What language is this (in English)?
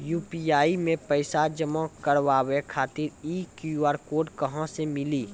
Maithili